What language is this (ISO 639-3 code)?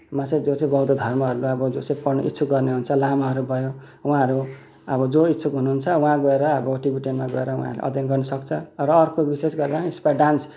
nep